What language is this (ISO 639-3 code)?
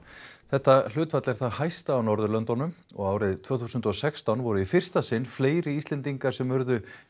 isl